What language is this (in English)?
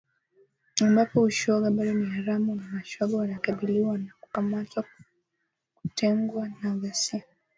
Swahili